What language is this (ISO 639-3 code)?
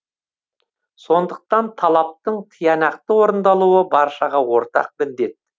kaz